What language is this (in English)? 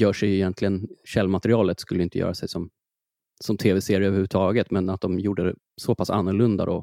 Swedish